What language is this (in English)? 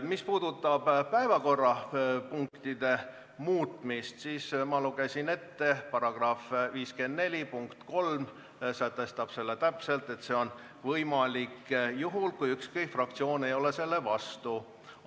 Estonian